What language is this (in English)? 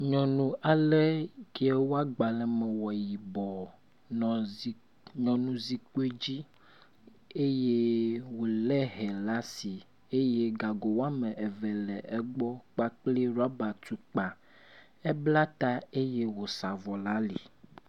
Ewe